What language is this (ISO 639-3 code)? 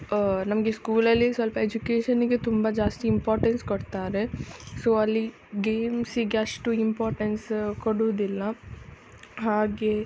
kan